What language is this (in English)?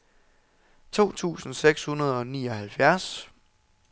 Danish